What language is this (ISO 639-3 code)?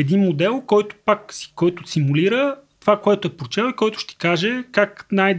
bul